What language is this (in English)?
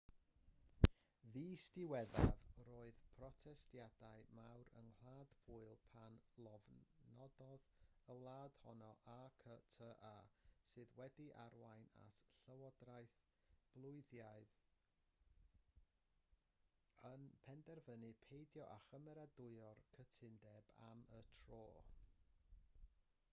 Welsh